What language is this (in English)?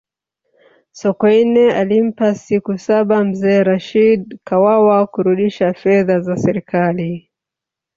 Swahili